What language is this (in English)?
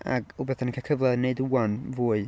Welsh